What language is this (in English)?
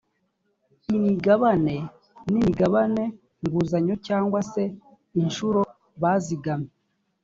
Kinyarwanda